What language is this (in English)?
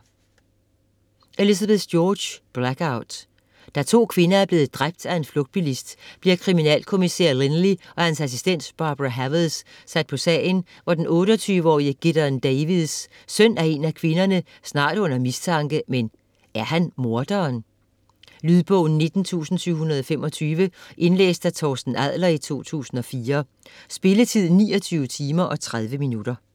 Danish